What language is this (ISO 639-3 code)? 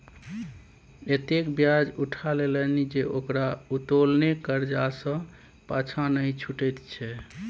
mai